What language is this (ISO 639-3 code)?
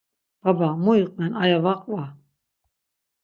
lzz